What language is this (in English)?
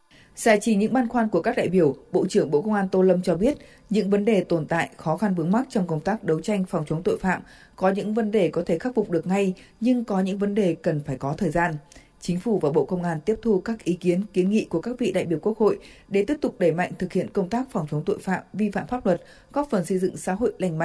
Vietnamese